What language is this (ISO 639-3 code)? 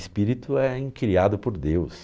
por